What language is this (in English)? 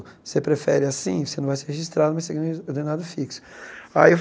Portuguese